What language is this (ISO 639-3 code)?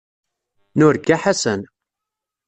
kab